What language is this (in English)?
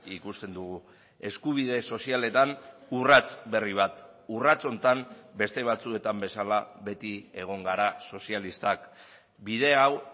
Basque